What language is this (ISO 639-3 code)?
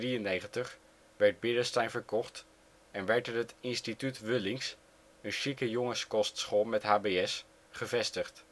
nld